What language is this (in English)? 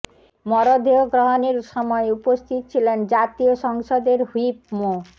Bangla